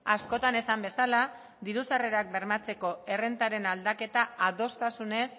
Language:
Basque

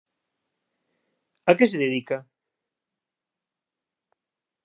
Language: Galician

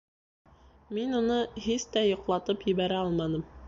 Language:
Bashkir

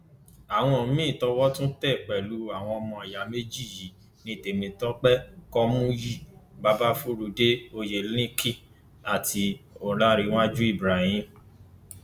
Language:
Yoruba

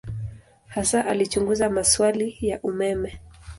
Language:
Swahili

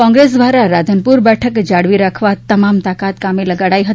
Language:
Gujarati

